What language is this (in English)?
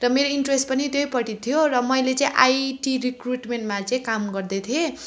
Nepali